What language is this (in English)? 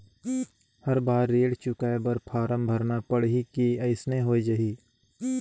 Chhattisgarhi